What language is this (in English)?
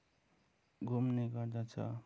Nepali